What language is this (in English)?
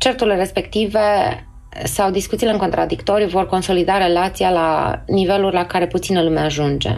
Romanian